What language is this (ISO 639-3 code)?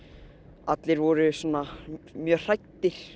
isl